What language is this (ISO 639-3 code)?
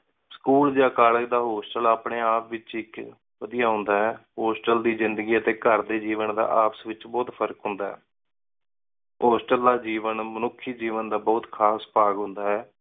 pan